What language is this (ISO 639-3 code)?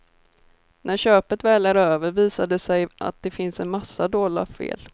swe